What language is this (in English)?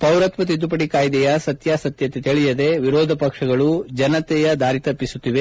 Kannada